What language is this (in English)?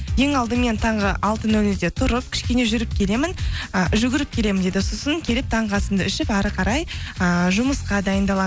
Kazakh